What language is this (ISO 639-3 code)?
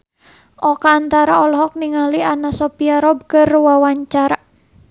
sun